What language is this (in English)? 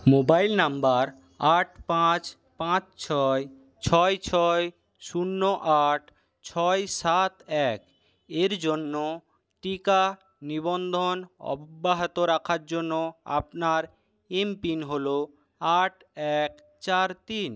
Bangla